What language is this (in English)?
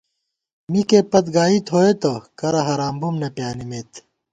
Gawar-Bati